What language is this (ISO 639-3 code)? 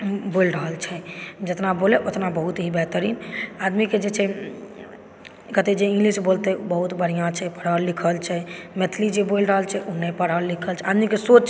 mai